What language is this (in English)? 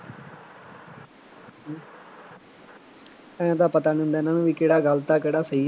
Punjabi